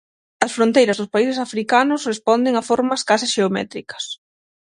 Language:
Galician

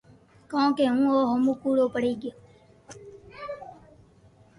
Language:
Loarki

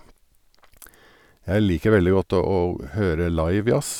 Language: Norwegian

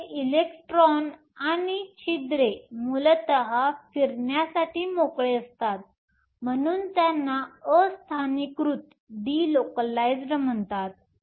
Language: Marathi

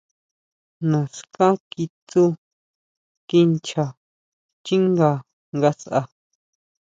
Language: Huautla Mazatec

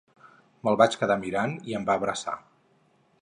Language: Catalan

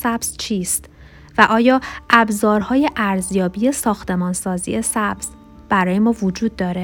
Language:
Persian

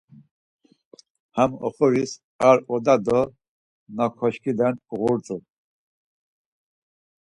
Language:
Laz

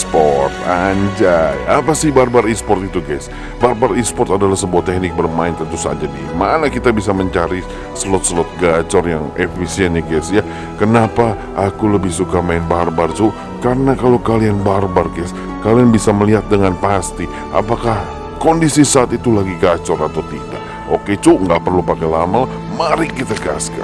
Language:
Indonesian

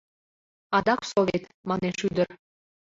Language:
Mari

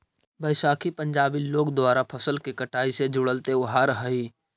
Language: Magahi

